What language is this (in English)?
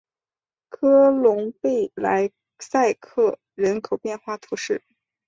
Chinese